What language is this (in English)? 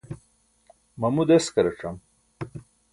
Burushaski